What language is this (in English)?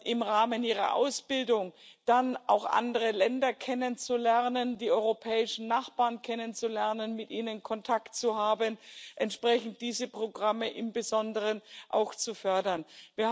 German